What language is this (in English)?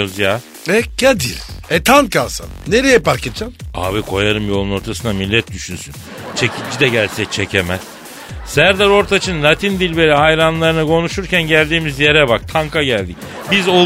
Turkish